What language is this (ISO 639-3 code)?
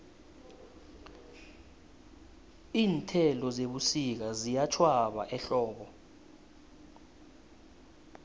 nbl